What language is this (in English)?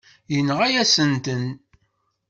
Kabyle